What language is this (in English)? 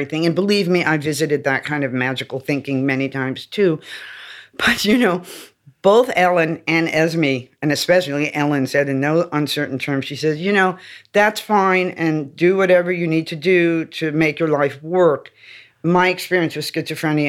English